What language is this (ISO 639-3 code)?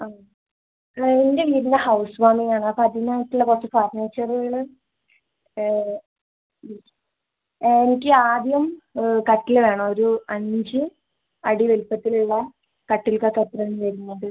mal